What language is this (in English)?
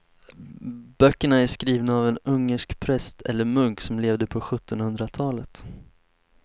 Swedish